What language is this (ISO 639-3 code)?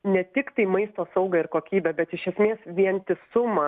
lit